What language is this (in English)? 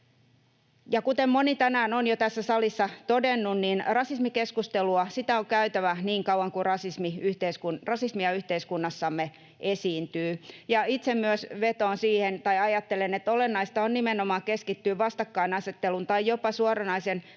Finnish